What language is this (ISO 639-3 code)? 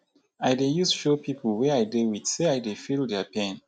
pcm